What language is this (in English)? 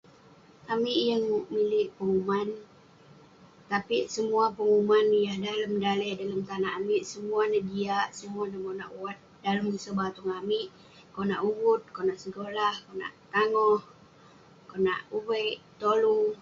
Western Penan